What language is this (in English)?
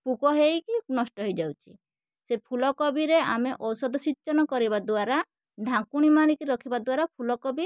Odia